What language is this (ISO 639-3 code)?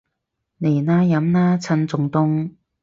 yue